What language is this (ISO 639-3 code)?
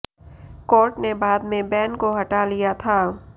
hin